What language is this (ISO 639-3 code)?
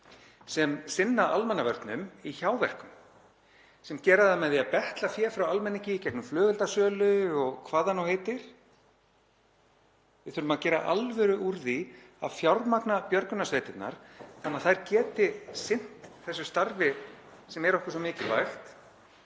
isl